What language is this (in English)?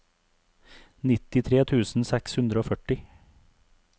Norwegian